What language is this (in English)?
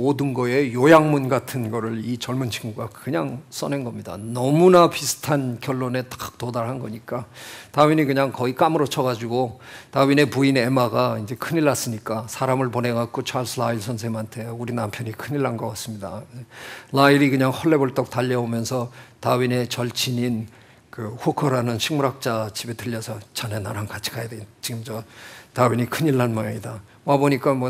Korean